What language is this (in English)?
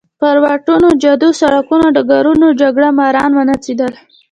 Pashto